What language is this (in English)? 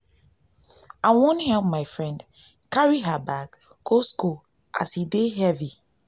Nigerian Pidgin